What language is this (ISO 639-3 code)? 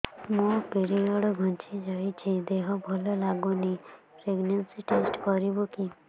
ori